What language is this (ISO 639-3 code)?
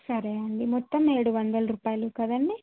tel